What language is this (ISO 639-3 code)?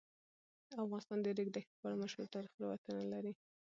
pus